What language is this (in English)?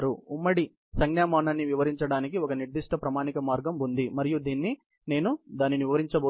Telugu